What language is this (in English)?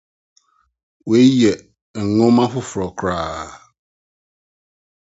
Akan